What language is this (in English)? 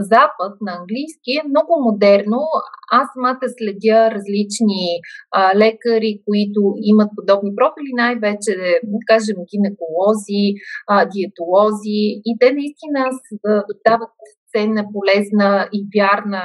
Bulgarian